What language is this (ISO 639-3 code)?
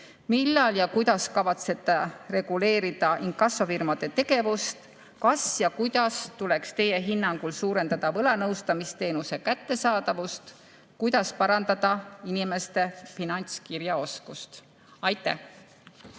est